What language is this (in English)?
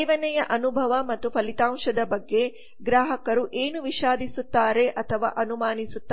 Kannada